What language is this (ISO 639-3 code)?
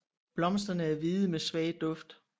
dan